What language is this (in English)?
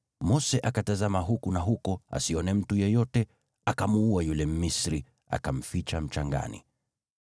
Swahili